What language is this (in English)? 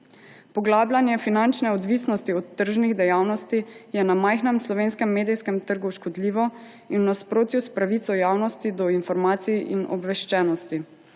Slovenian